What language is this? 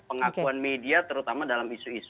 Indonesian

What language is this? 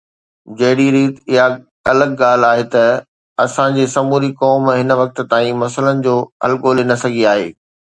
Sindhi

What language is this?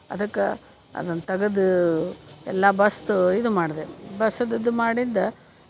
Kannada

